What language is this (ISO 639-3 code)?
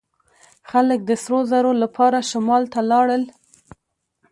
pus